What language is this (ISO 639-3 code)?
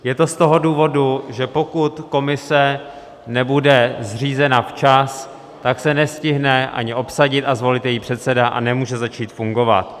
ces